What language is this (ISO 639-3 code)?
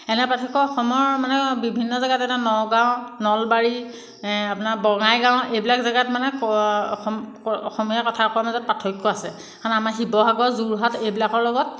asm